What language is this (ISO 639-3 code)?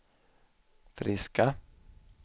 swe